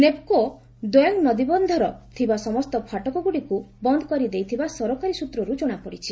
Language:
Odia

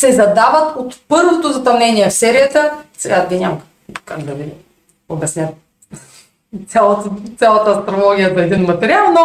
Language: Bulgarian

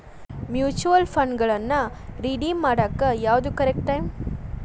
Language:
Kannada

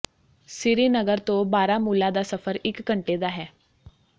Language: Punjabi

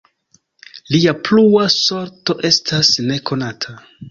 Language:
Esperanto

